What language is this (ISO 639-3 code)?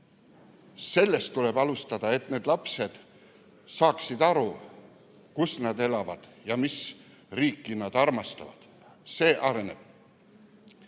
est